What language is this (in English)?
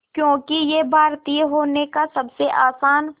Hindi